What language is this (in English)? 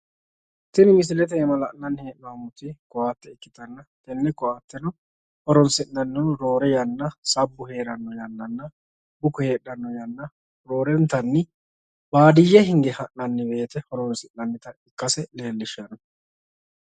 Sidamo